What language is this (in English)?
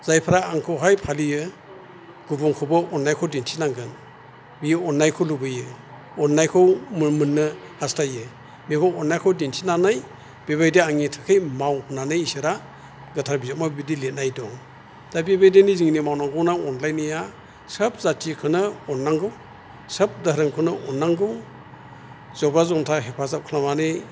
Bodo